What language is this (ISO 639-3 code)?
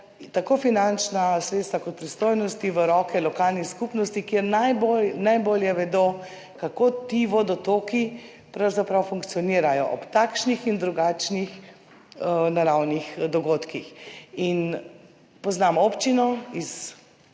slv